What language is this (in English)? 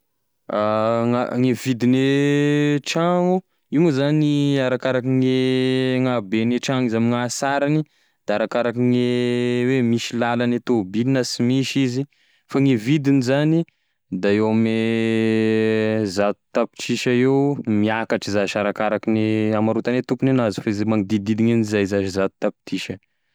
Tesaka Malagasy